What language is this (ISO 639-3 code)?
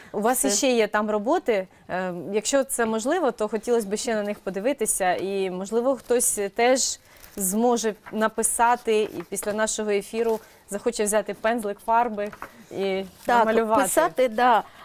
ukr